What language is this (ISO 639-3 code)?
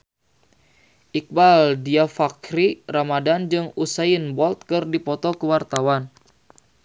sun